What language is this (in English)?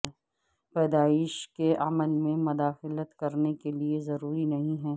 Urdu